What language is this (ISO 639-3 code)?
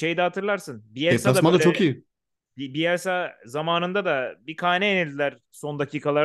tur